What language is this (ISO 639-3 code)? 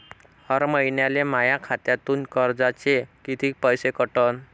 mar